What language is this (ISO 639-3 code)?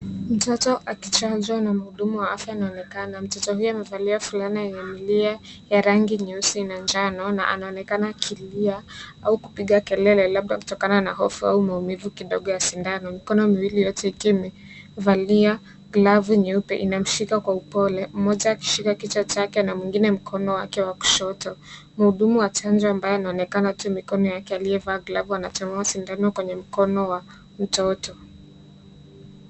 swa